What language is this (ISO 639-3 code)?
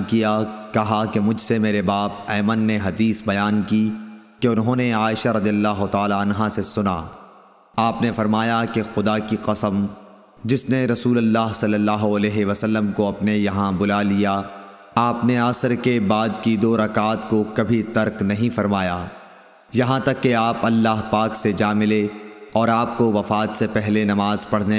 urd